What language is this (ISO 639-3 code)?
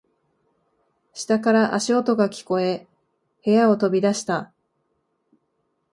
jpn